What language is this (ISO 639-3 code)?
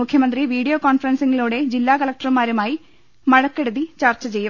mal